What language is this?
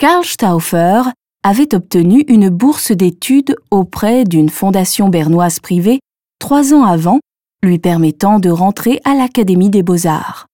French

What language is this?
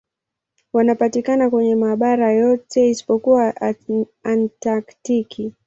Swahili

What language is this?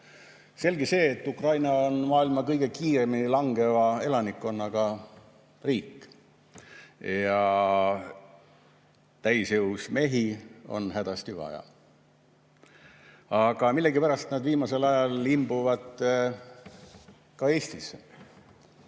Estonian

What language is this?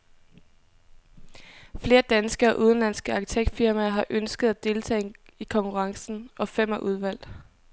Danish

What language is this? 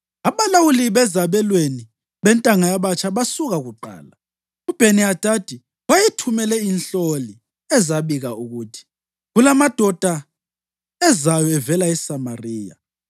North Ndebele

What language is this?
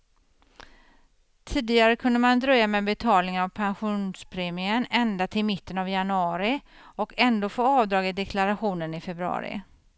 Swedish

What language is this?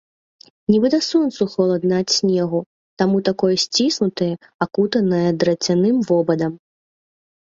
Belarusian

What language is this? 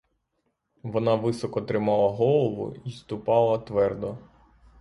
Ukrainian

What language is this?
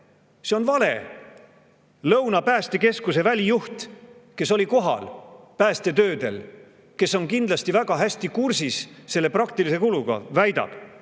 Estonian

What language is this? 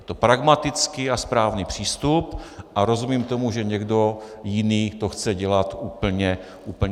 Czech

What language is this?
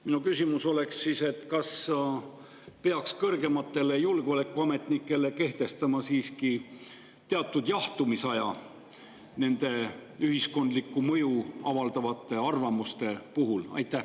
Estonian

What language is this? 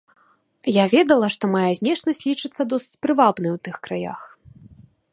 Belarusian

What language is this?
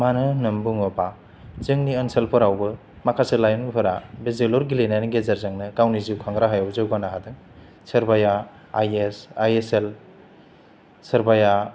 Bodo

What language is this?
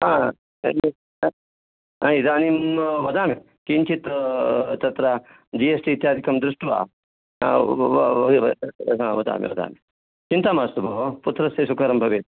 Sanskrit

